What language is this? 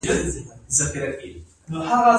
Pashto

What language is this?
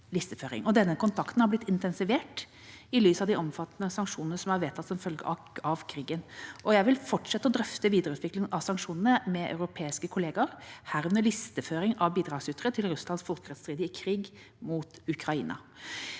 Norwegian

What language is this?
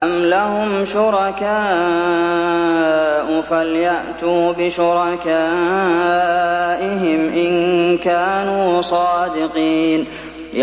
Arabic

